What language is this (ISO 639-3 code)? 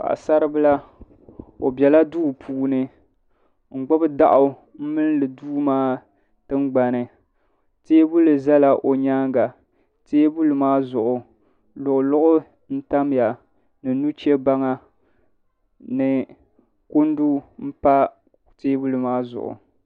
dag